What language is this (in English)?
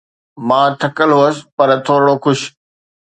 Sindhi